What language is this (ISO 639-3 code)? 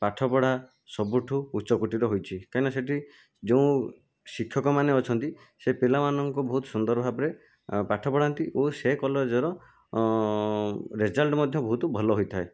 ori